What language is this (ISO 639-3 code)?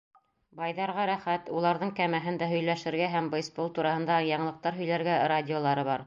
bak